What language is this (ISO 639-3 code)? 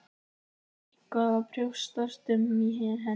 isl